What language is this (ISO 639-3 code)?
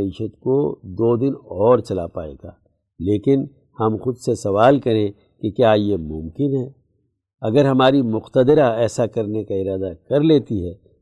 urd